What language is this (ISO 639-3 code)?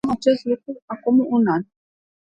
ron